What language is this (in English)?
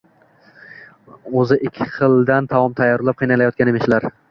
Uzbek